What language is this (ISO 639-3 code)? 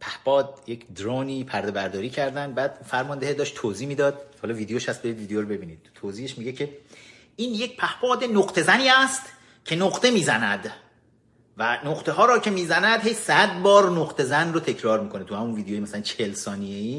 fas